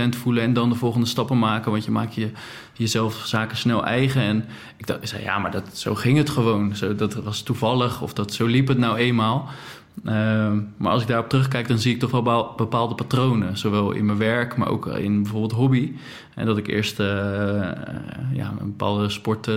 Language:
Dutch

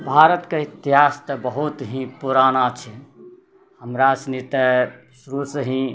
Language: Maithili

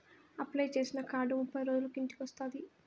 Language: Telugu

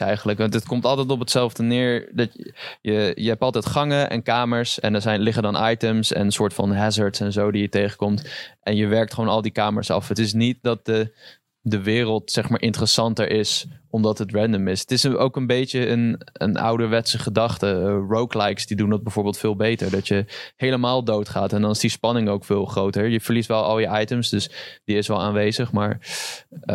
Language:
Dutch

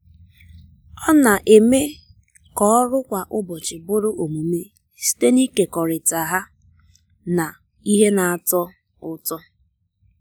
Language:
Igbo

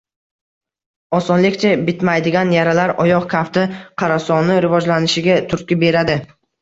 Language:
Uzbek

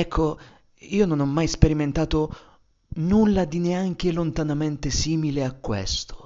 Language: Italian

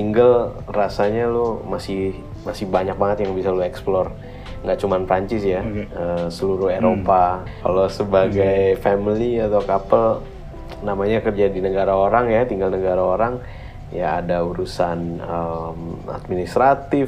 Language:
Indonesian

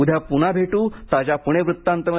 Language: Marathi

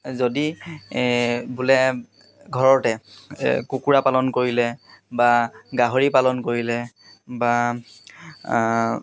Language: Assamese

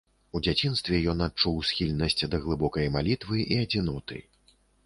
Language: Belarusian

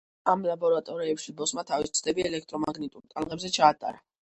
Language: Georgian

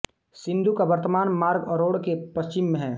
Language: Hindi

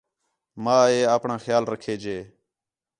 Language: Khetrani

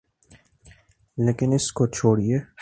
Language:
Urdu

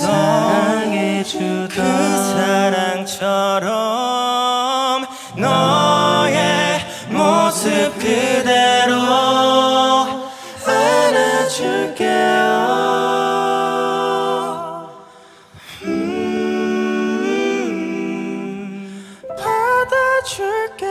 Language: Korean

